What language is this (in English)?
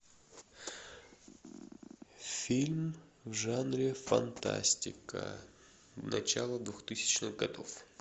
Russian